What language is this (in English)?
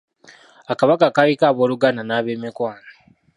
Ganda